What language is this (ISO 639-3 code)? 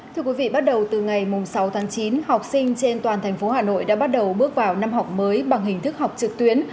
vie